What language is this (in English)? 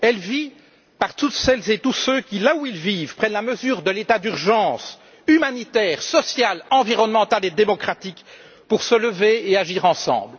French